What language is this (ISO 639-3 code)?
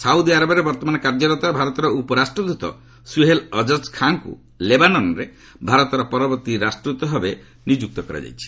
ori